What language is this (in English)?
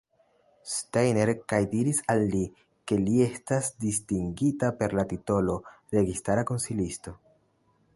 Esperanto